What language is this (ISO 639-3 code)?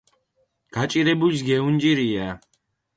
xmf